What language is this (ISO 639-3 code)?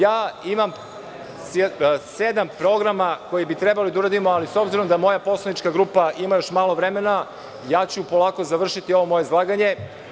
srp